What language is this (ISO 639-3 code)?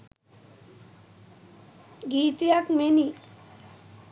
sin